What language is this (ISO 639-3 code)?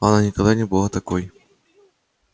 rus